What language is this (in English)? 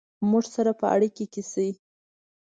Pashto